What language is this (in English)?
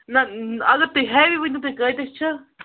Kashmiri